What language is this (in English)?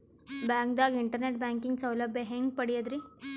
Kannada